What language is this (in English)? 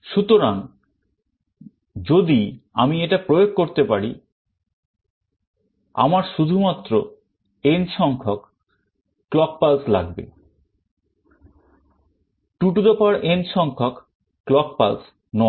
Bangla